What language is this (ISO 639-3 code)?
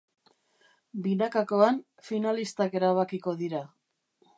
eus